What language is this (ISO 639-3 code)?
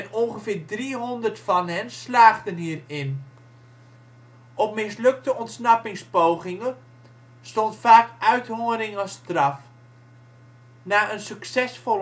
nld